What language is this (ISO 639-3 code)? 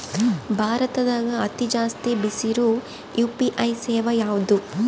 kan